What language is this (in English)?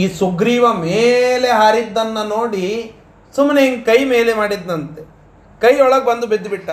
Kannada